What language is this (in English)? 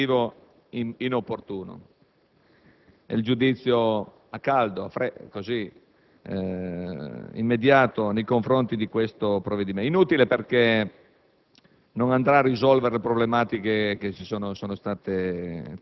Italian